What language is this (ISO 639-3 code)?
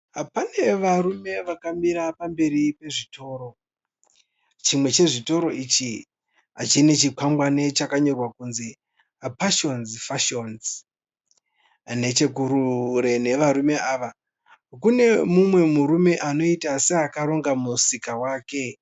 sna